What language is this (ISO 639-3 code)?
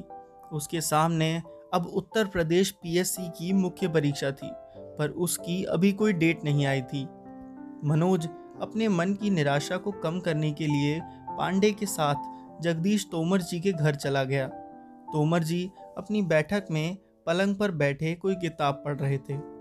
hin